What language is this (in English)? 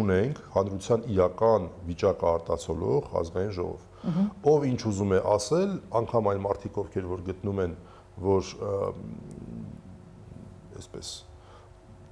Turkish